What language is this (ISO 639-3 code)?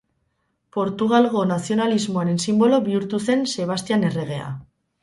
eus